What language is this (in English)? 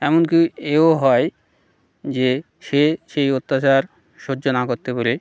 Bangla